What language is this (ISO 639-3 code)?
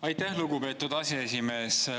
est